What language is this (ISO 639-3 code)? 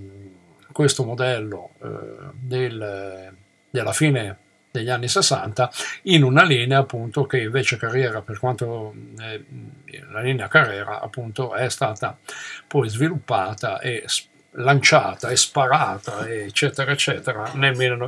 ita